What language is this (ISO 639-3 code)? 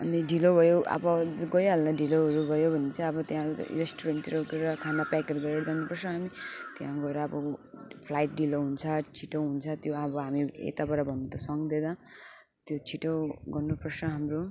nep